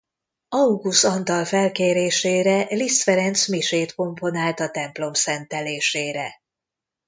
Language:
Hungarian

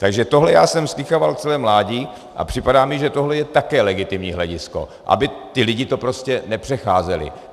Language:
Czech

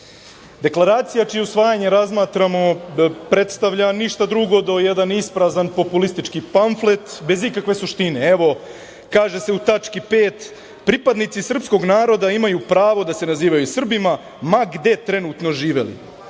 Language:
Serbian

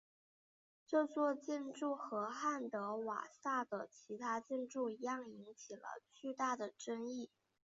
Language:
Chinese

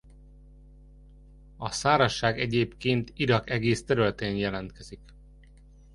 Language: Hungarian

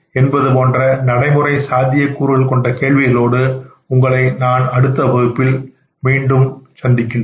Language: Tamil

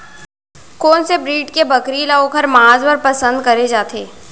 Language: Chhattisgarhi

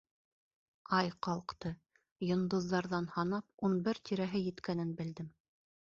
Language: Bashkir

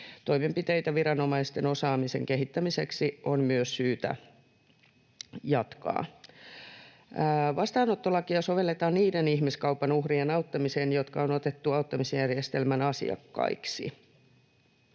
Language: Finnish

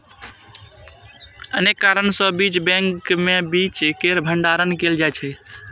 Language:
Maithili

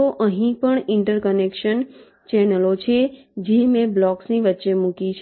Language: Gujarati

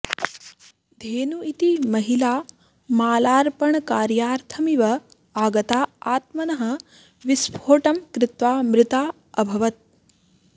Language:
Sanskrit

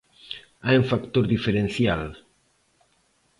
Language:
Galician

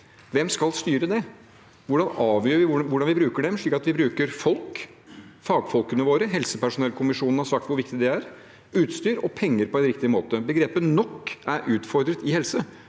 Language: Norwegian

